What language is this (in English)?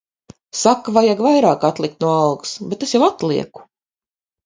Latvian